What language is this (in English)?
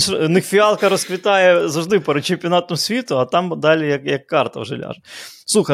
Ukrainian